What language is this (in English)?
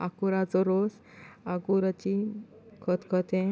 Konkani